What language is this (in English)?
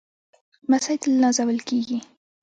Pashto